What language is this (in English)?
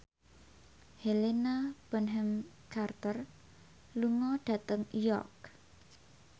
Javanese